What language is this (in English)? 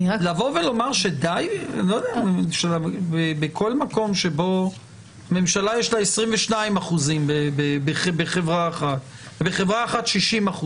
Hebrew